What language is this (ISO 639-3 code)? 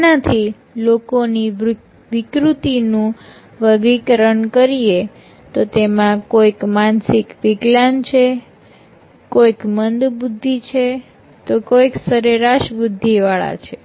guj